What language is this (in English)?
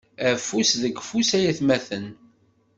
Kabyle